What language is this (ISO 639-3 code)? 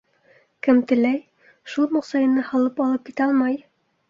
bak